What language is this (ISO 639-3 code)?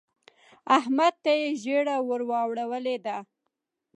pus